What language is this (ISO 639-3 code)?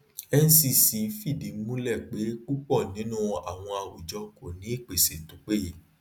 yor